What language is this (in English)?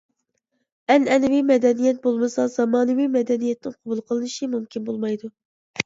Uyghur